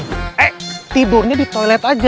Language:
Indonesian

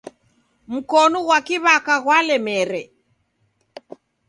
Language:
Taita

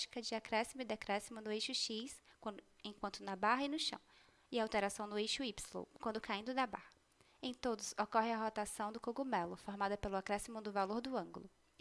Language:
Portuguese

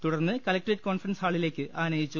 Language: Malayalam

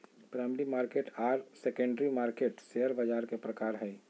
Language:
Magahi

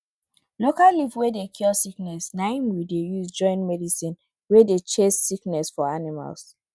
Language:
Nigerian Pidgin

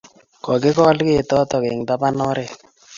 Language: Kalenjin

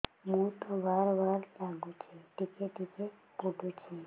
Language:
Odia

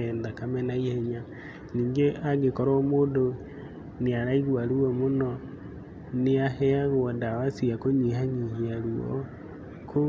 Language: Kikuyu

